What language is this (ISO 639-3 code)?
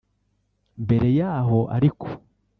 kin